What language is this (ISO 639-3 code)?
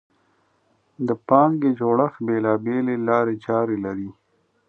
pus